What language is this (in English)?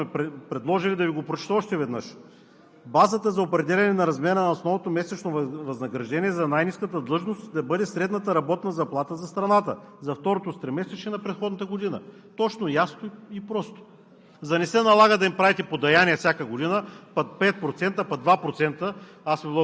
Bulgarian